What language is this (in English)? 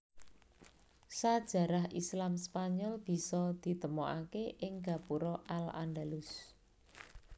Javanese